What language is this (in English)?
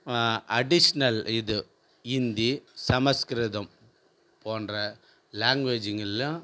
Tamil